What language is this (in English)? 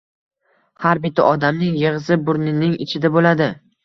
Uzbek